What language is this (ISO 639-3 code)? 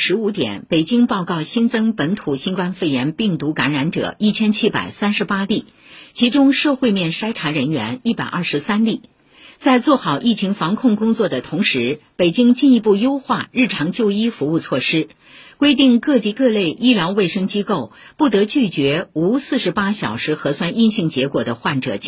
zho